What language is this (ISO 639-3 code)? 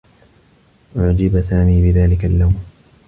ara